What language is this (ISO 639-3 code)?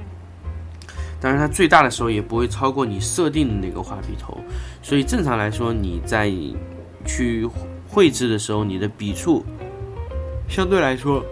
zho